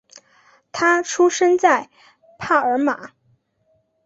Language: Chinese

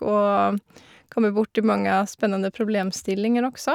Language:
Norwegian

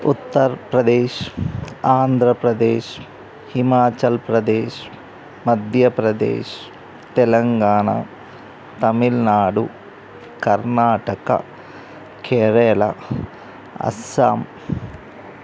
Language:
Telugu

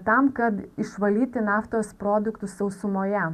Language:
Lithuanian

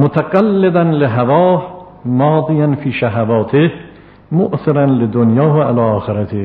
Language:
Persian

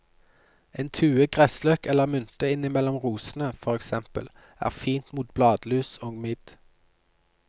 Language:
Norwegian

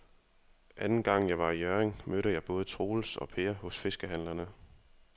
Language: Danish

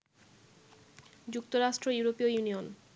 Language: Bangla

